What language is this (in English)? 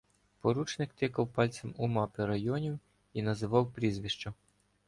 Ukrainian